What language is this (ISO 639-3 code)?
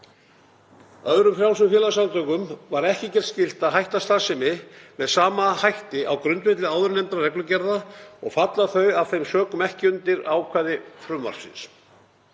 isl